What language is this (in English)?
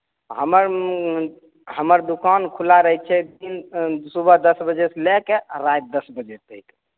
Maithili